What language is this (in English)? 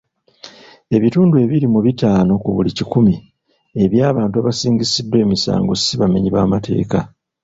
Ganda